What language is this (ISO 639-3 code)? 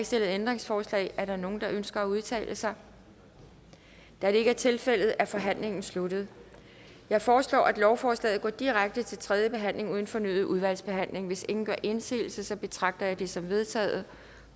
dan